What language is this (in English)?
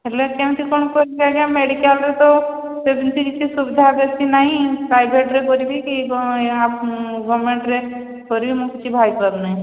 Odia